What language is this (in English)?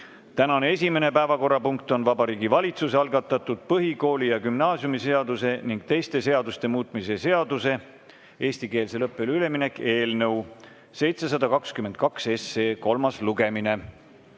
Estonian